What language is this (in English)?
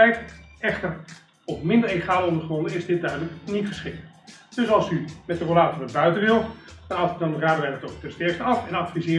Dutch